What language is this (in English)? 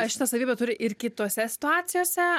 Lithuanian